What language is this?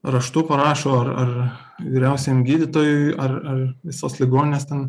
Lithuanian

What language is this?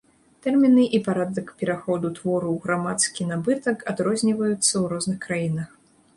Belarusian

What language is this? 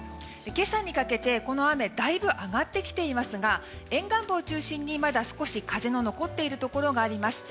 Japanese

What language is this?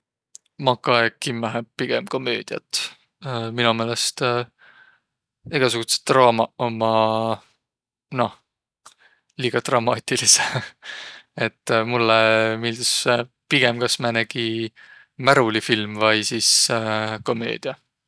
Võro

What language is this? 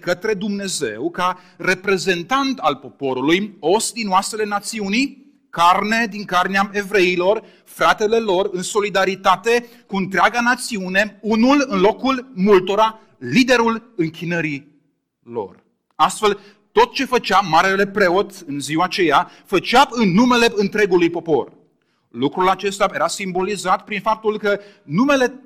Romanian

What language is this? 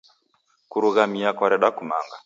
Taita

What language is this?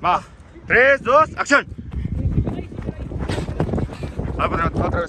Spanish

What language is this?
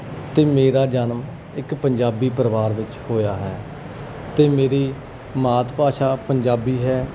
Punjabi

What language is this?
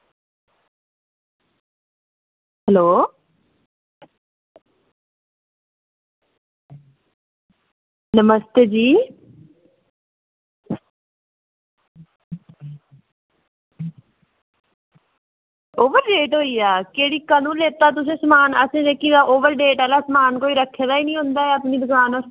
Dogri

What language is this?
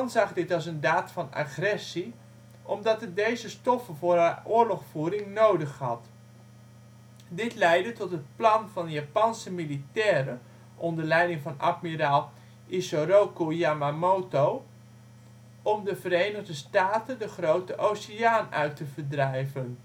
Dutch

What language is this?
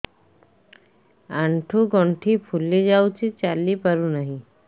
Odia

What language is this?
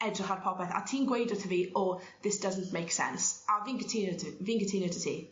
Welsh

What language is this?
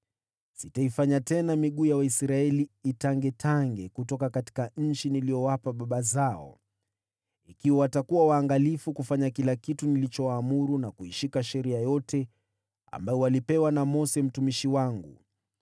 Swahili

